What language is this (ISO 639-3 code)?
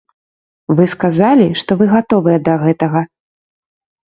bel